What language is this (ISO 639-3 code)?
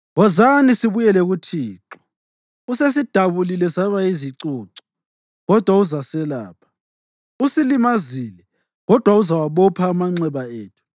nde